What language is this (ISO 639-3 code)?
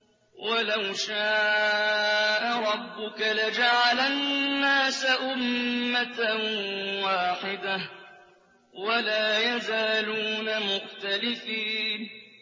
ara